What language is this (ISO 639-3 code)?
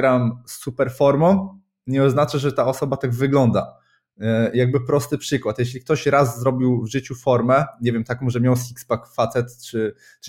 pol